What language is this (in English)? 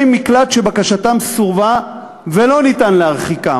Hebrew